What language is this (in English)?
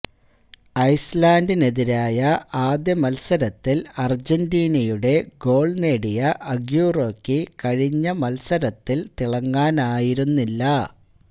Malayalam